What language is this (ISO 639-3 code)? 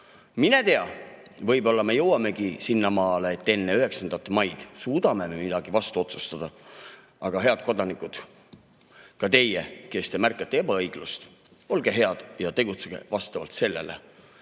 est